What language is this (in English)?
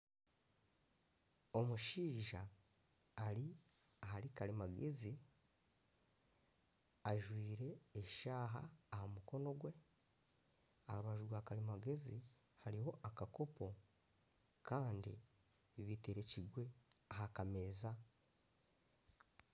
Nyankole